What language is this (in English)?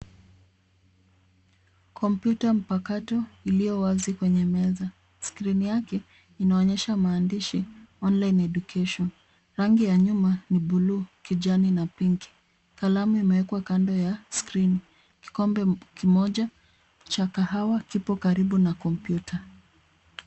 Swahili